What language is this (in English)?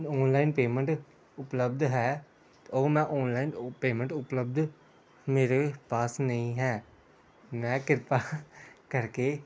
Punjabi